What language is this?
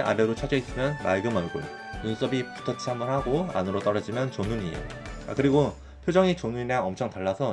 Korean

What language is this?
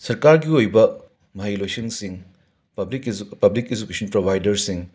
Manipuri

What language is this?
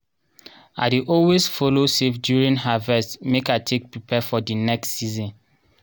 Nigerian Pidgin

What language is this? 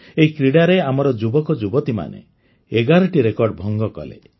Odia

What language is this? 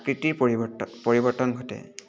Assamese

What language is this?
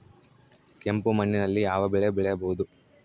Kannada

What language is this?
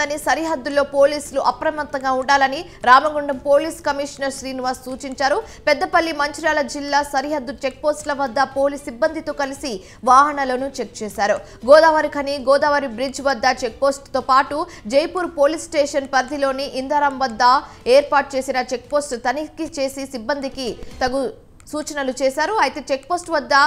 Telugu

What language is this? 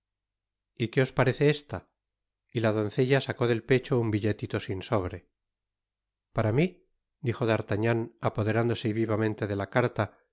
Spanish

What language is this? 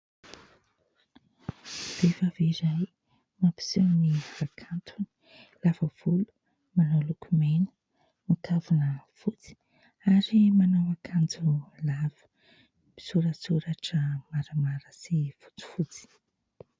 Malagasy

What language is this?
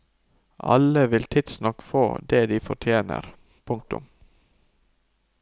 Norwegian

